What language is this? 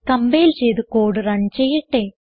Malayalam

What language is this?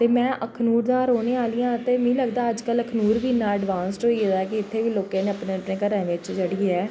Dogri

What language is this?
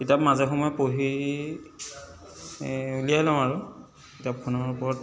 Assamese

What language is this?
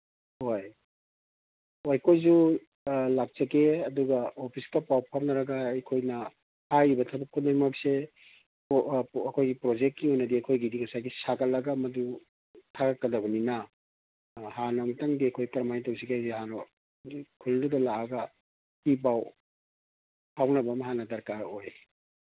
Manipuri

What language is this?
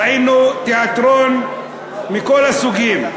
Hebrew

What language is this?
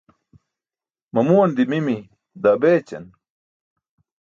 Burushaski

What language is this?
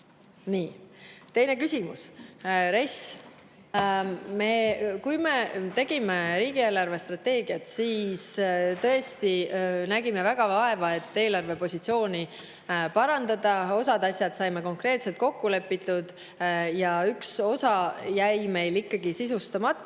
Estonian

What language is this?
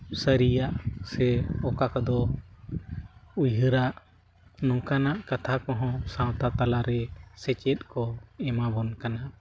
Santali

